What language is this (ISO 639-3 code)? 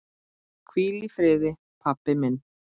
isl